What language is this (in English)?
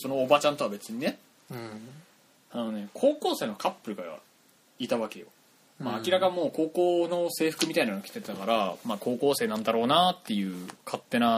Japanese